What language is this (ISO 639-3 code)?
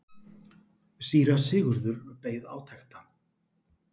isl